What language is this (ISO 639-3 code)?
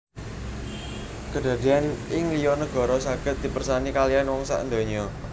jav